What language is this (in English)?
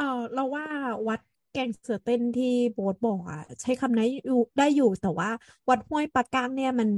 Thai